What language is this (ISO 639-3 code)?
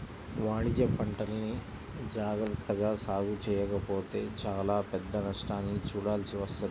tel